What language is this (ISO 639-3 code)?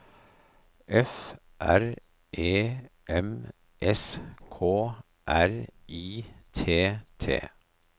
nor